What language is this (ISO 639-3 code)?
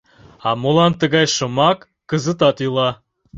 chm